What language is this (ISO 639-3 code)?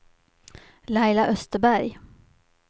swe